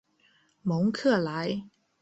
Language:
Chinese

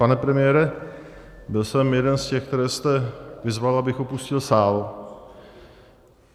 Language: Czech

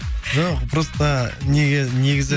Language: Kazakh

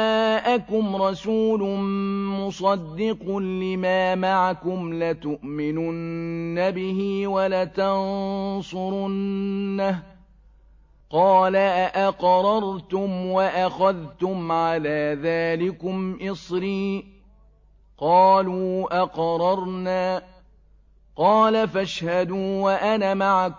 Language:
Arabic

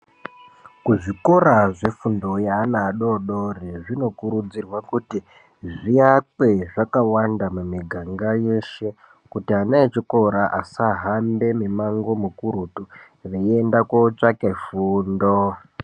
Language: Ndau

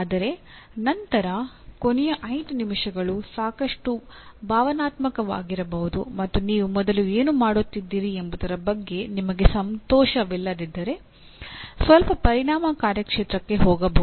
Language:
Kannada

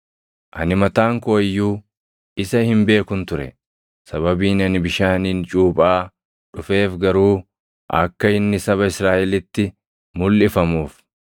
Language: Oromo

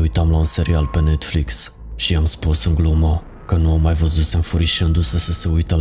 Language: Romanian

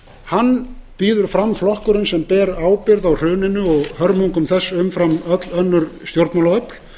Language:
Icelandic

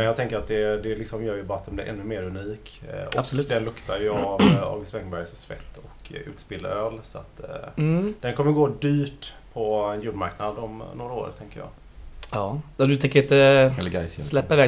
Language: Swedish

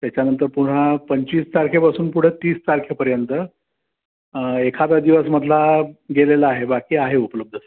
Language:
Marathi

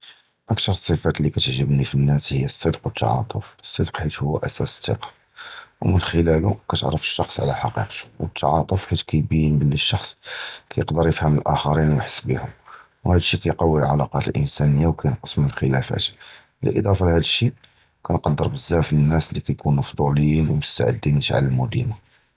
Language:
Judeo-Arabic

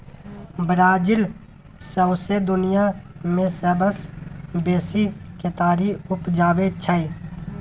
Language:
Maithili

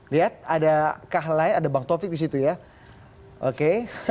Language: Indonesian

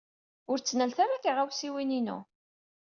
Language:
Kabyle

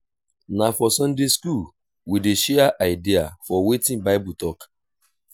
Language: Nigerian Pidgin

